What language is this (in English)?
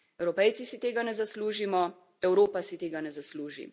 Slovenian